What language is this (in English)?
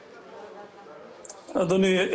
Hebrew